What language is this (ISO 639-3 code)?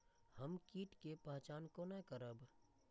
mai